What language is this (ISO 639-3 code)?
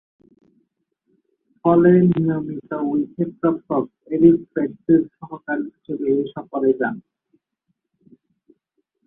ben